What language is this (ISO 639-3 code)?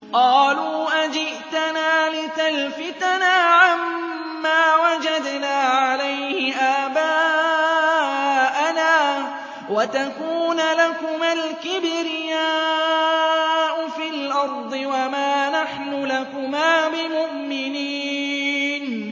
ara